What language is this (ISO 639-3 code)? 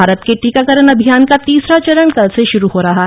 hin